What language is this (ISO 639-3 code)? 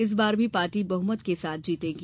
hin